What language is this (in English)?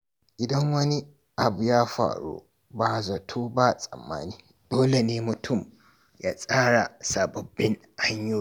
Hausa